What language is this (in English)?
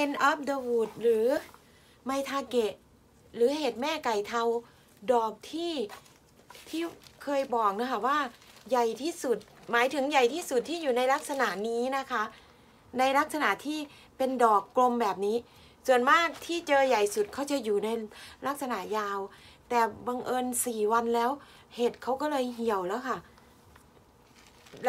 Thai